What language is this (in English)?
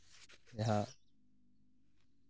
Santali